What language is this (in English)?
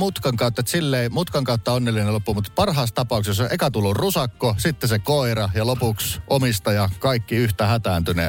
Finnish